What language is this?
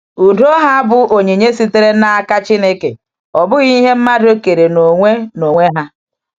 Igbo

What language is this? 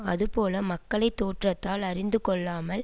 Tamil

